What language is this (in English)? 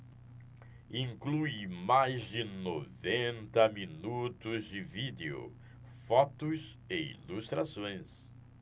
Portuguese